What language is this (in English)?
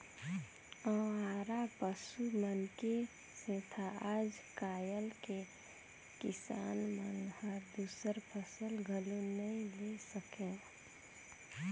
Chhattisgarhi